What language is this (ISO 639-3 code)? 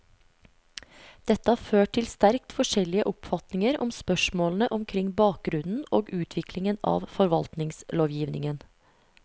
nor